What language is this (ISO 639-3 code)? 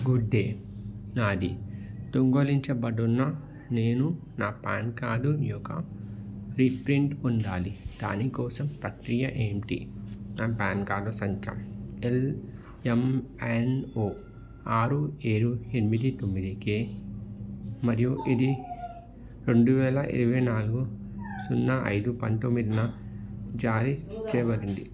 tel